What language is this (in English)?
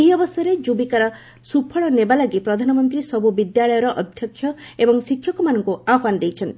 Odia